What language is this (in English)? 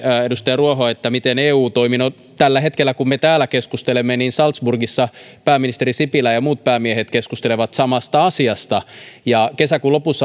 Finnish